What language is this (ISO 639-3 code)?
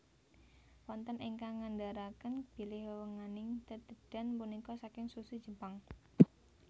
jav